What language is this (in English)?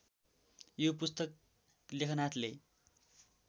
Nepali